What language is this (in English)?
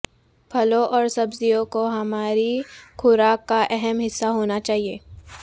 Urdu